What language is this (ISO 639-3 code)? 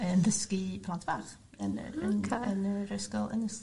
cym